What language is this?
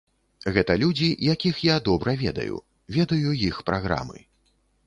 Belarusian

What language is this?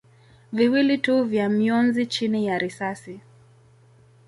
Swahili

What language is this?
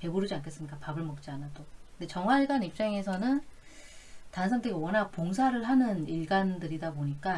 Korean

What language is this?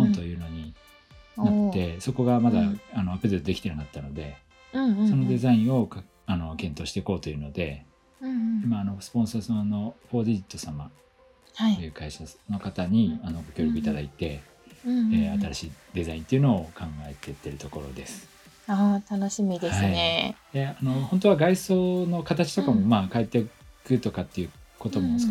Japanese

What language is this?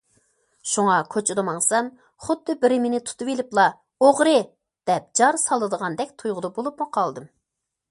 Uyghur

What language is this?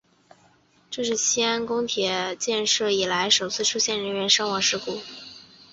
Chinese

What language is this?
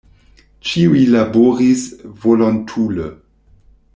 Esperanto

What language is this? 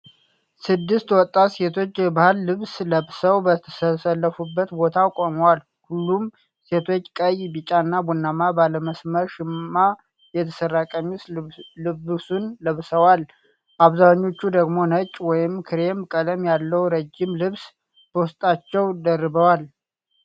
Amharic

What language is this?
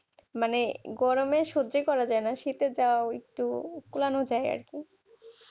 Bangla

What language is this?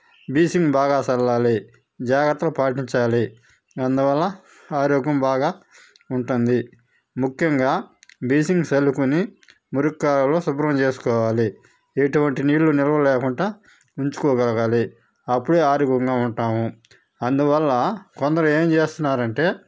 Telugu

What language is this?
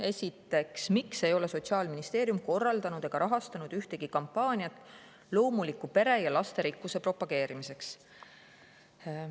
Estonian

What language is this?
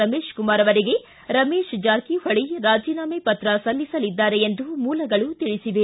Kannada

